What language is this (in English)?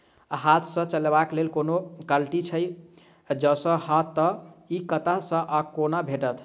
Maithili